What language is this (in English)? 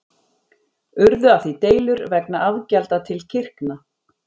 Icelandic